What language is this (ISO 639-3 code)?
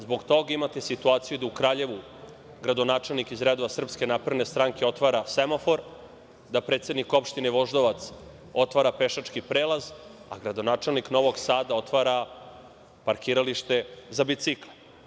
srp